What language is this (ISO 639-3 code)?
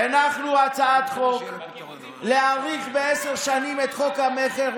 heb